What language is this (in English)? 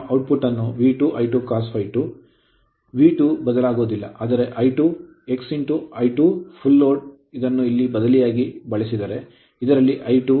Kannada